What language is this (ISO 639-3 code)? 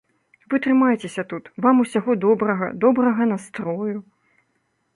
bel